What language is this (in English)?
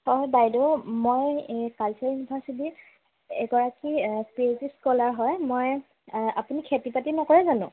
Assamese